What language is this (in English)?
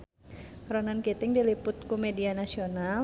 Sundanese